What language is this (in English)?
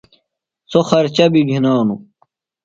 Phalura